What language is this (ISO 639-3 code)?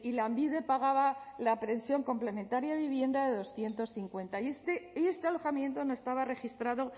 spa